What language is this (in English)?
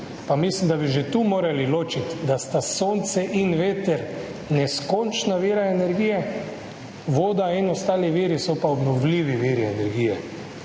Slovenian